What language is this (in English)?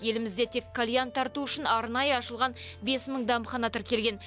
Kazakh